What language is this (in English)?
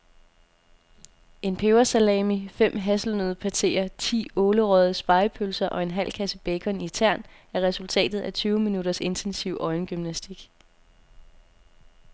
Danish